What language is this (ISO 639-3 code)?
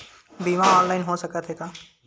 hne